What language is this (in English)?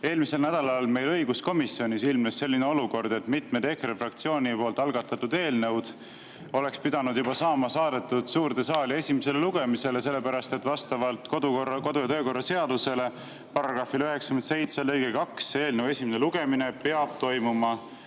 Estonian